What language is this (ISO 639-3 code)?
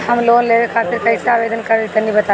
bho